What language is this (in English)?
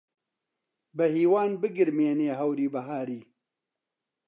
Central Kurdish